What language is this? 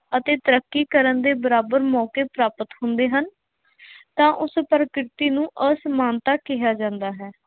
Punjabi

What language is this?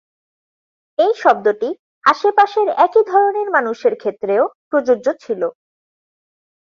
Bangla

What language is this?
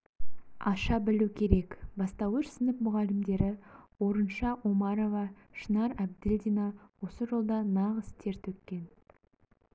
Kazakh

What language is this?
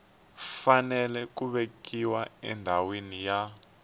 Tsonga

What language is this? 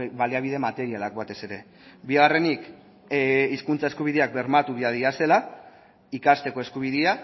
Basque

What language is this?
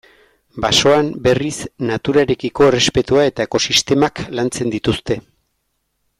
Basque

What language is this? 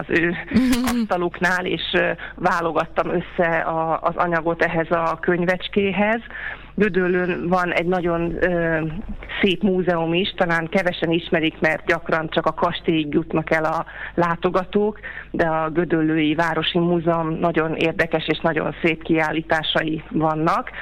Hungarian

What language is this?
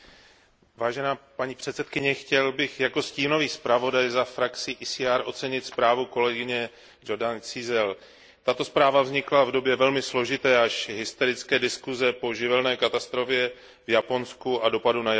Czech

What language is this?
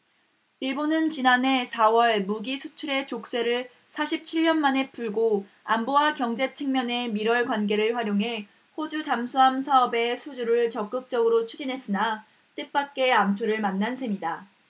Korean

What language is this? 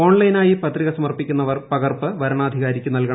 Malayalam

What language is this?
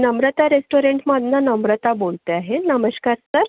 Marathi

